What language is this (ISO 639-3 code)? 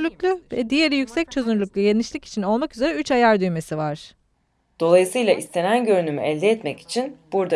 tur